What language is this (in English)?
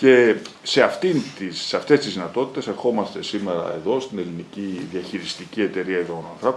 Greek